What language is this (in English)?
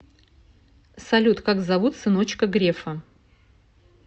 Russian